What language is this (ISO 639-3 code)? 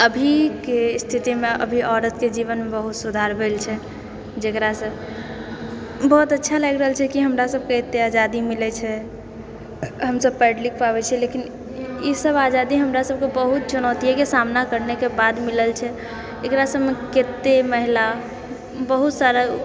mai